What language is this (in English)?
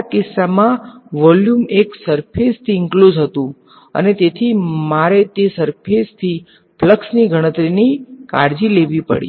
Gujarati